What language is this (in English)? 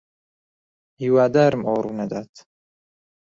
Central Kurdish